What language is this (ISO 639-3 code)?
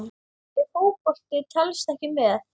isl